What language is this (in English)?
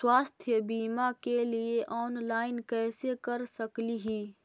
Magahi